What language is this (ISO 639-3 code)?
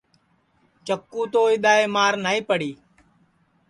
ssi